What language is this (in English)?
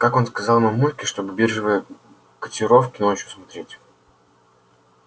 Russian